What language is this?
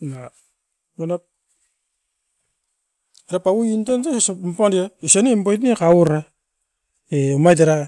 Askopan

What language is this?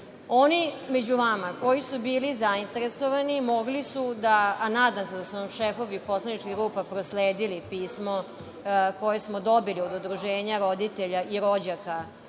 Serbian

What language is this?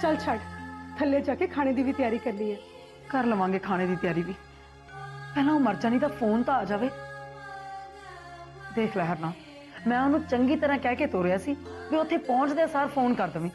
Punjabi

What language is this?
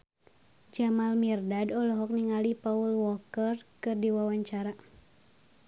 Sundanese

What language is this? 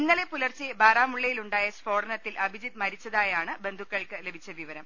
Malayalam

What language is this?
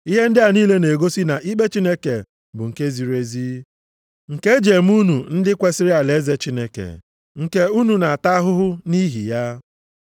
Igbo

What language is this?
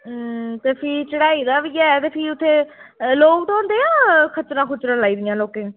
Dogri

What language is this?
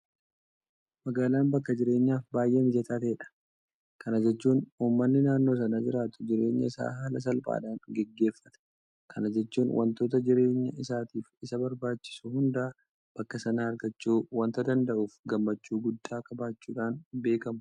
Oromo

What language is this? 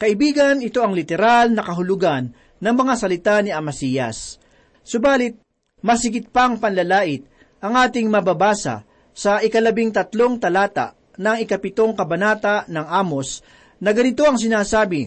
Filipino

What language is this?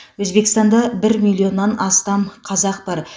Kazakh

